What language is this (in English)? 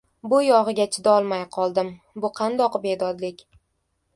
Uzbek